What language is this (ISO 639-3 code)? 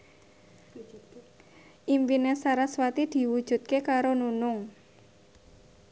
jav